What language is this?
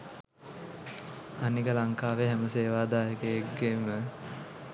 Sinhala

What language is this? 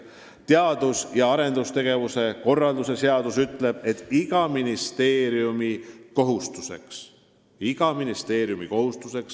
Estonian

